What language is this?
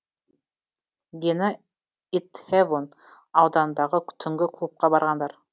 Kazakh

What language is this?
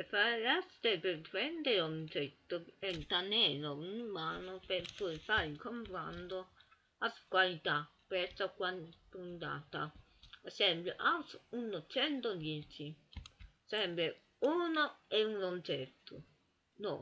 Italian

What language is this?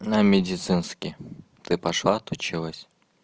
Russian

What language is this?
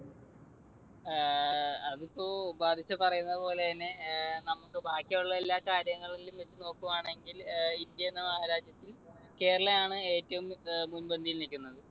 Malayalam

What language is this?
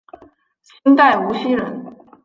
Chinese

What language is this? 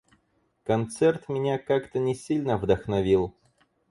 Russian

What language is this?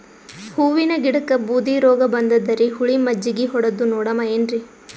Kannada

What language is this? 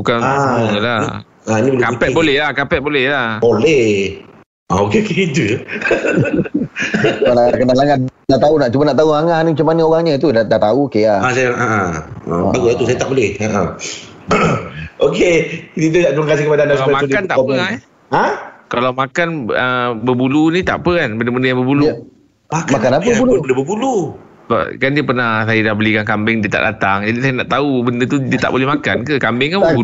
Malay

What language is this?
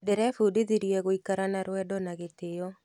Kikuyu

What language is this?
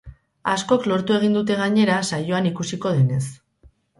Basque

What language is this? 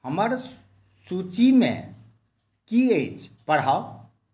Maithili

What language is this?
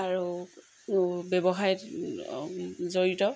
Assamese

